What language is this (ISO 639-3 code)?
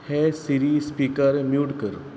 kok